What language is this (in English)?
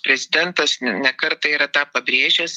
Lithuanian